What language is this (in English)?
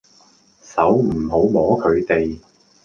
Cantonese